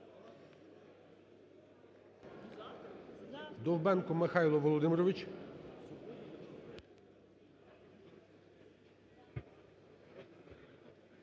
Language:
Ukrainian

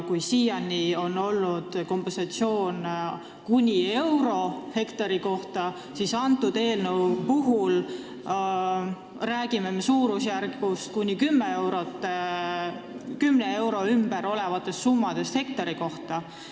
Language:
Estonian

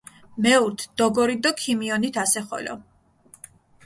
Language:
Mingrelian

